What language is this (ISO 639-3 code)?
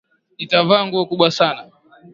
swa